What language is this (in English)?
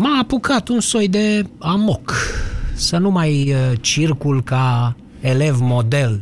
Romanian